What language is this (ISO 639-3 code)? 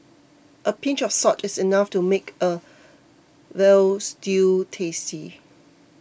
eng